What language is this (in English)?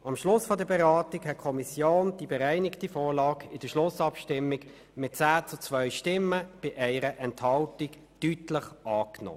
Swiss German